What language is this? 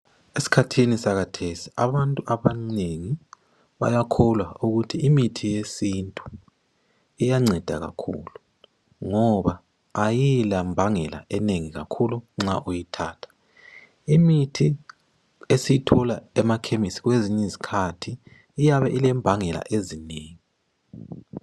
North Ndebele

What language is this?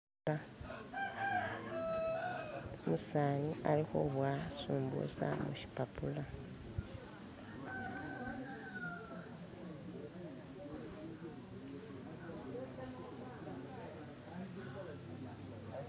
Masaaba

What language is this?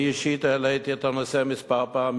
Hebrew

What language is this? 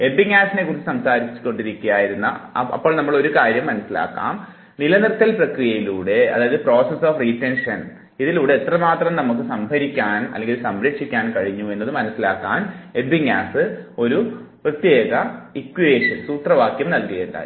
Malayalam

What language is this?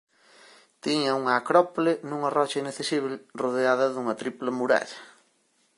Galician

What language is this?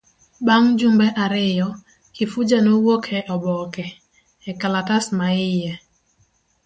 Luo (Kenya and Tanzania)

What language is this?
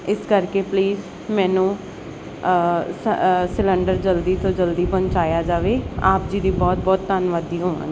Punjabi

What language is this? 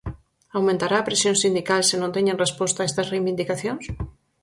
Galician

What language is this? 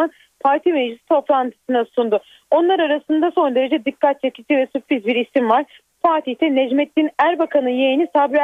Turkish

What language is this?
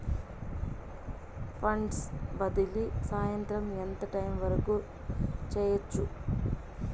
Telugu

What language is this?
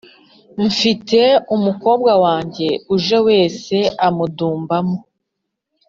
Kinyarwanda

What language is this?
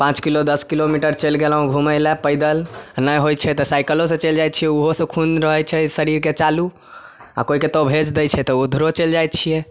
Maithili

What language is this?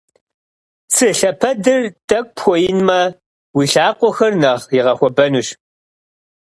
Kabardian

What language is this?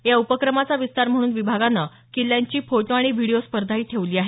Marathi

